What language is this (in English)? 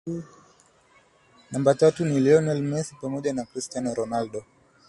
Swahili